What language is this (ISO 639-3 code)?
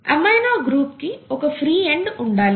tel